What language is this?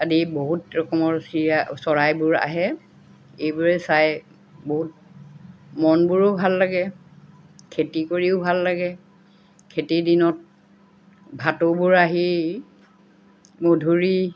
Assamese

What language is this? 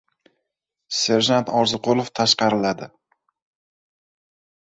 Uzbek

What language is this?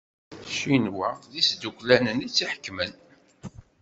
Kabyle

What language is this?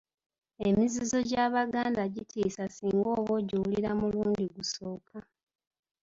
Ganda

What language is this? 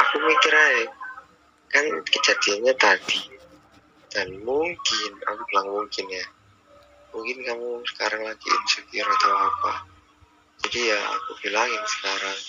Indonesian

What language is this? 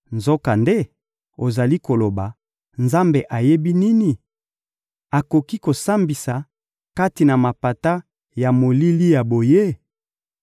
Lingala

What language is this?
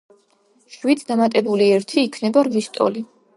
Georgian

